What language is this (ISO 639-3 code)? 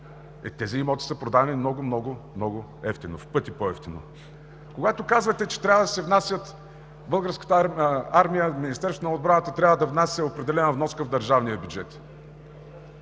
bul